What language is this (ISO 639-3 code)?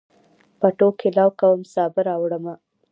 pus